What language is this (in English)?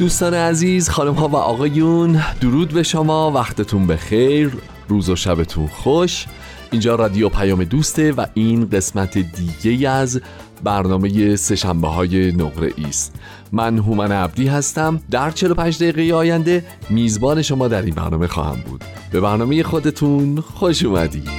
Persian